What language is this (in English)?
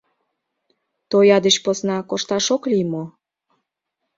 Mari